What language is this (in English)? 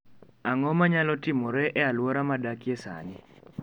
Luo (Kenya and Tanzania)